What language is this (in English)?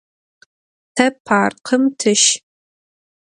Adyghe